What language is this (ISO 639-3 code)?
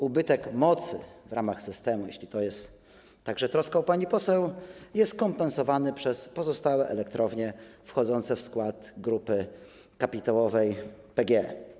pol